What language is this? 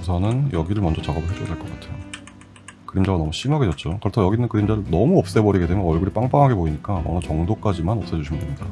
Korean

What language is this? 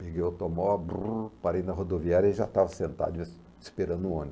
Portuguese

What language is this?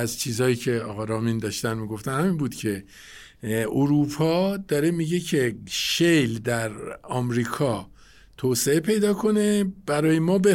Persian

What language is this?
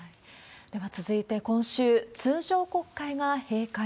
Japanese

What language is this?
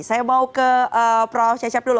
Indonesian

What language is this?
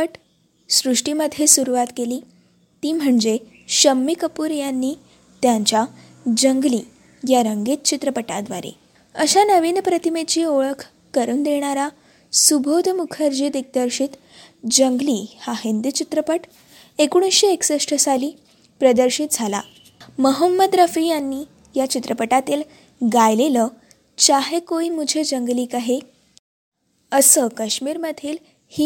Marathi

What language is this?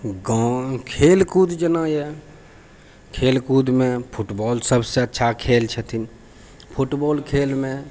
Maithili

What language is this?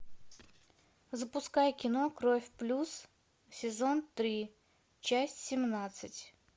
Russian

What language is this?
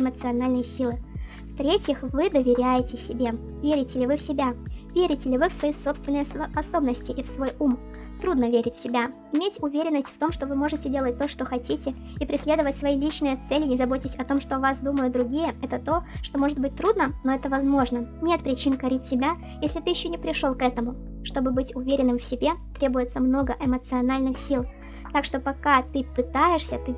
Russian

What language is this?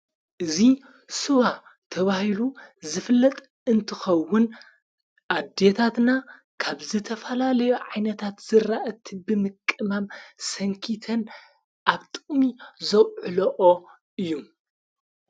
Tigrinya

